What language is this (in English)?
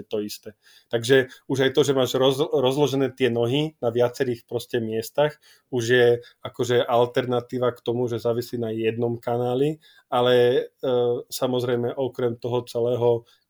Slovak